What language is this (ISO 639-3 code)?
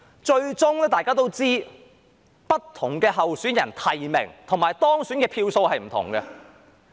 yue